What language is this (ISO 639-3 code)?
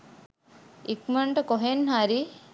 sin